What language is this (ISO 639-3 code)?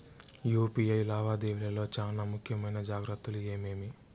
tel